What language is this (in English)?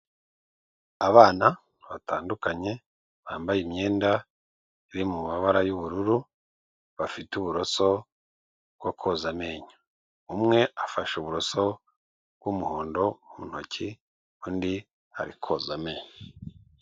Kinyarwanda